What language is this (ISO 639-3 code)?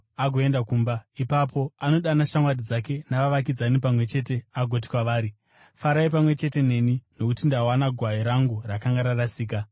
sna